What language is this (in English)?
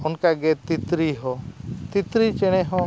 Santali